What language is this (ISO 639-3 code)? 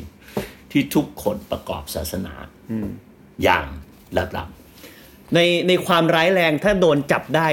tha